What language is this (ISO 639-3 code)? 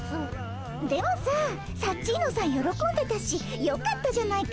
jpn